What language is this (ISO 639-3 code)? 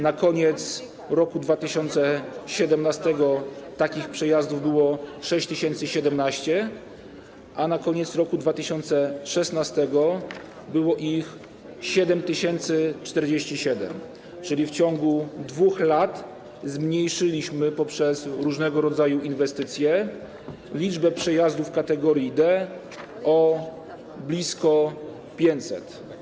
pol